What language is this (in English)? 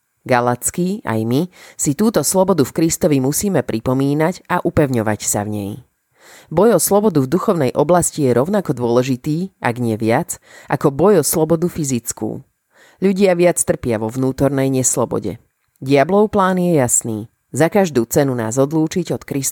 Slovak